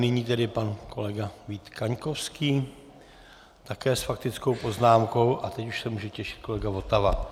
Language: Czech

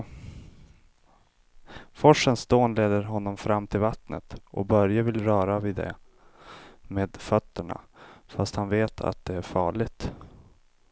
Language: Swedish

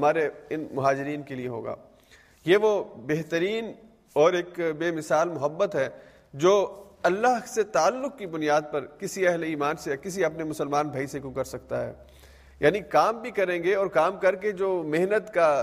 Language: Urdu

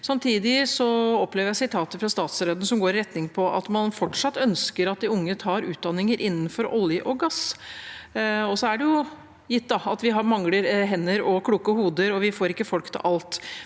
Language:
Norwegian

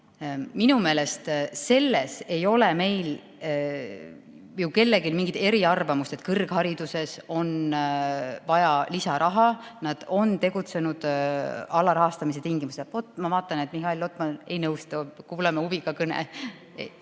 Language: Estonian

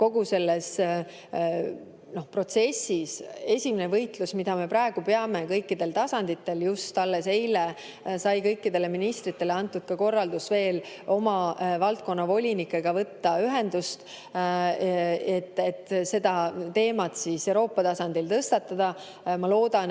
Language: Estonian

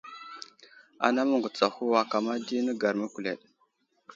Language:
Wuzlam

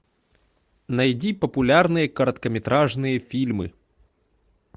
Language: Russian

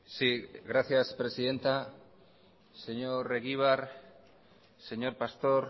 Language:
Spanish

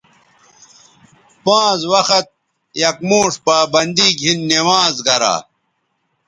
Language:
Bateri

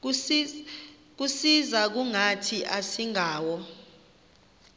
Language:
Xhosa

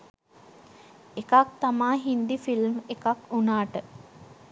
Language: Sinhala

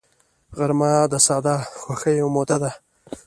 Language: Pashto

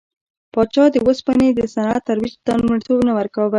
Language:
Pashto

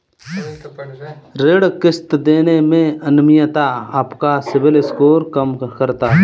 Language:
Hindi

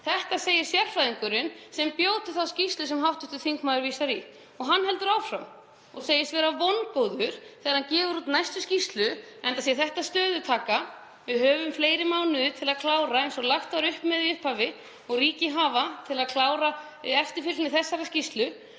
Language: Icelandic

